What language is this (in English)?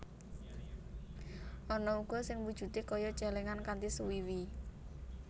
Javanese